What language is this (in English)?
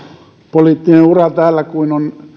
Finnish